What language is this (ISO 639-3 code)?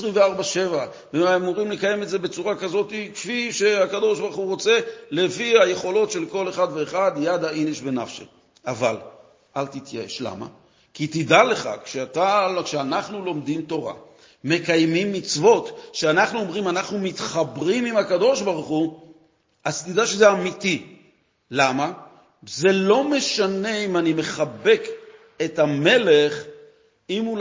heb